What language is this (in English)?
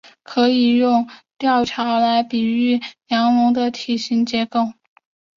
Chinese